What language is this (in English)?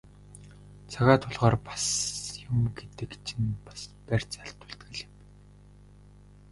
Mongolian